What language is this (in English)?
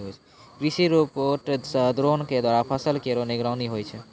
Maithili